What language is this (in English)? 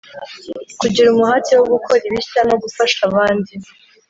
Kinyarwanda